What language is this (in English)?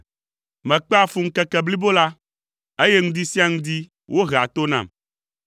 Ewe